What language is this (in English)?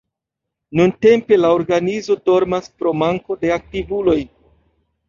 Esperanto